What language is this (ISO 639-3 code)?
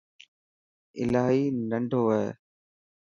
mki